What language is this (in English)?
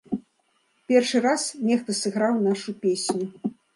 Belarusian